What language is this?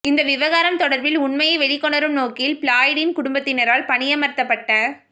Tamil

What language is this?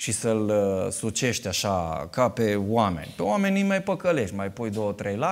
Romanian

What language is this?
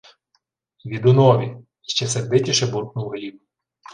Ukrainian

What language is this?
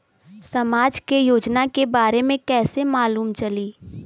Bhojpuri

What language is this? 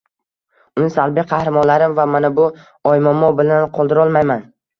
Uzbek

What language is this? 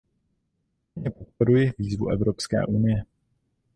Czech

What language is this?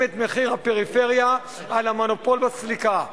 Hebrew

